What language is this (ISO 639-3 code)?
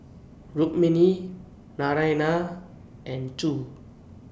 eng